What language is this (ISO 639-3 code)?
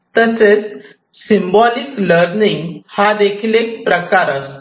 mar